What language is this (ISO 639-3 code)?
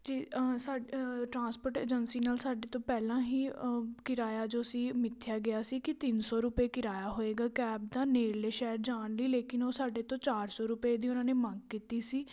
pan